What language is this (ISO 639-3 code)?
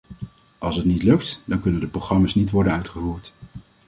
nld